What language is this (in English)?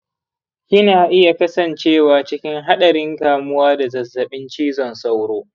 Hausa